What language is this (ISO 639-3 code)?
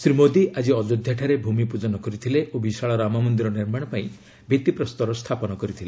ori